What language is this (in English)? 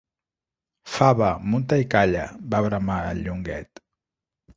Catalan